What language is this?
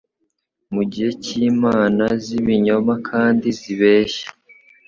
Kinyarwanda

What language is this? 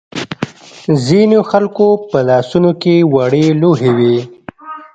Pashto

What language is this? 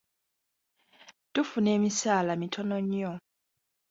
Ganda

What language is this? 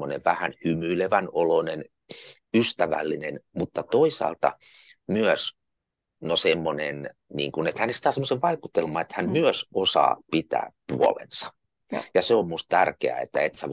Finnish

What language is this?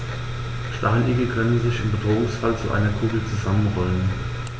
German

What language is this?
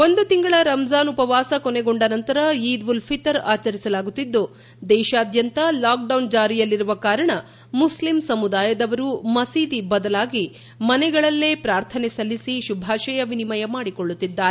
Kannada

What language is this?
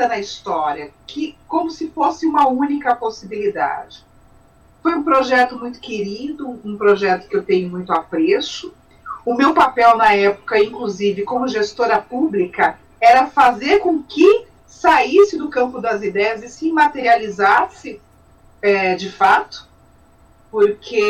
Portuguese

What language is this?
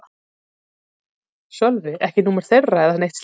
Icelandic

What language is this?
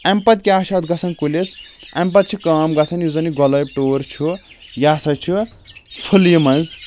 Kashmiri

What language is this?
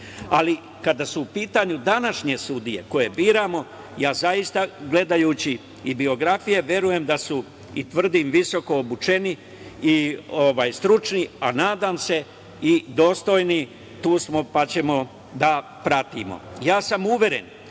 Serbian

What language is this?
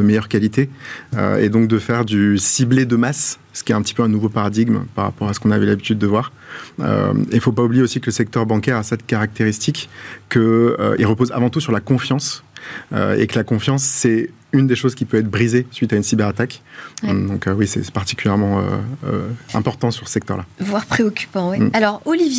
French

